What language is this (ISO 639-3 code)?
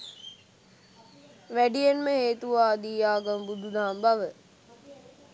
sin